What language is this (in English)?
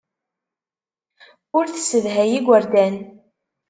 Kabyle